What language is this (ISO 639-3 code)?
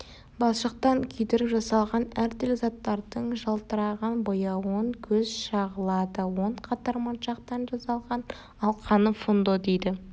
kaz